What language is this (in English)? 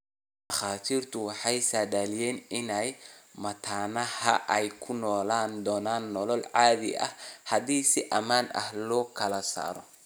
Somali